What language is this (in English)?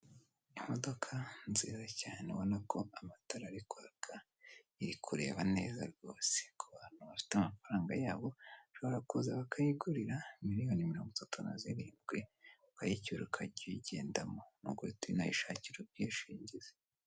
Kinyarwanda